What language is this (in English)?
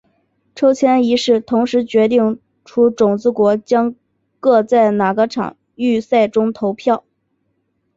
Chinese